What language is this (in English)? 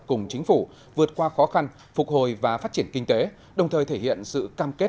Vietnamese